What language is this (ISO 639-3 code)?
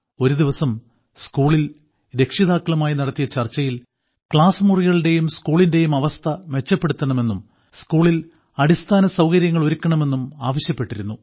mal